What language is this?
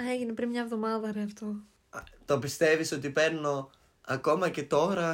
Greek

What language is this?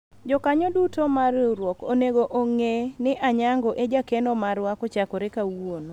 Luo (Kenya and Tanzania)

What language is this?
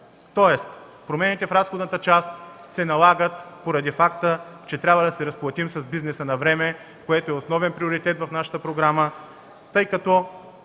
Bulgarian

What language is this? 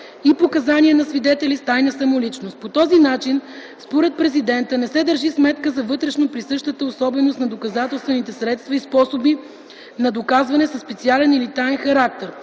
Bulgarian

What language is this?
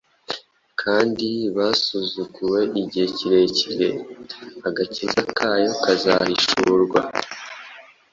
Kinyarwanda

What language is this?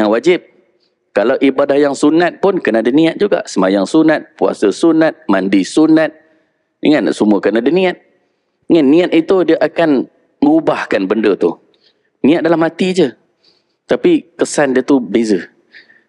Malay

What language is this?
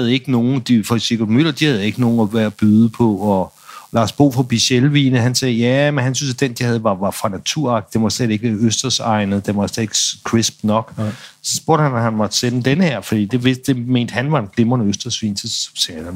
Danish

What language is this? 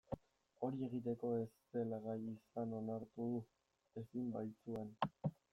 Basque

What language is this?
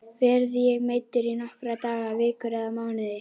Icelandic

